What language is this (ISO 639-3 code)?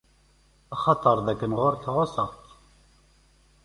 kab